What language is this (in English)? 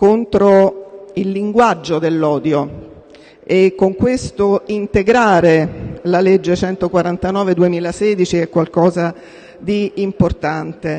Italian